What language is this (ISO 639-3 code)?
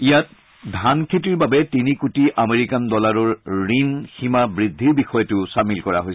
asm